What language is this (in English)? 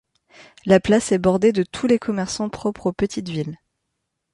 French